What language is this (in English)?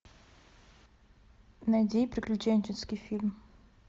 Russian